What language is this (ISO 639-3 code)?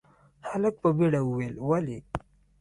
pus